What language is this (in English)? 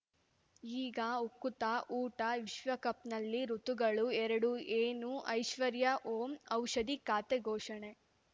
Kannada